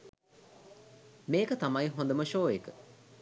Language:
Sinhala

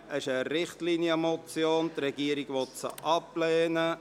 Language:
Swiss German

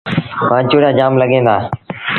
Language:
Sindhi Bhil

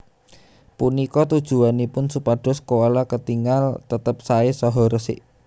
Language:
Javanese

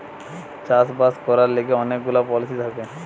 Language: Bangla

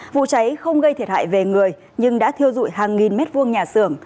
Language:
Vietnamese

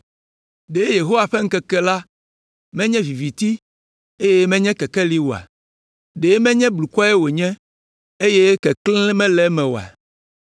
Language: Ewe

